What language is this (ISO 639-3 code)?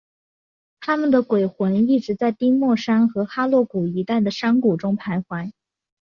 zho